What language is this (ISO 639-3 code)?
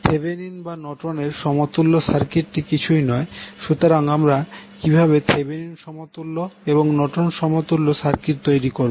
ben